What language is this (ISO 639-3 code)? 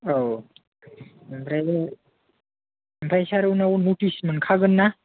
brx